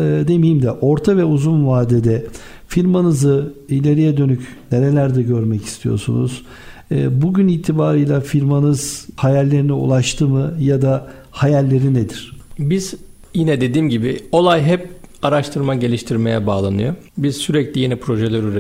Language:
Turkish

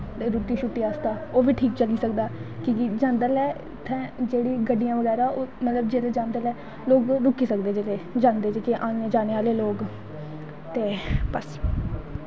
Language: Dogri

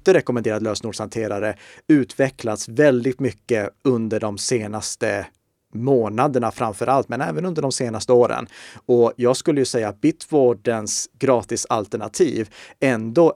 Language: Swedish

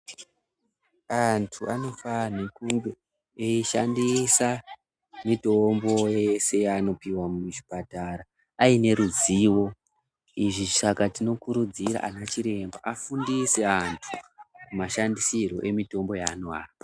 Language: Ndau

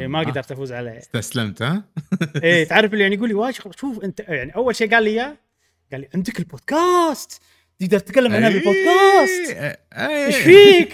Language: Arabic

